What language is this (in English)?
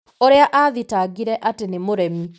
Kikuyu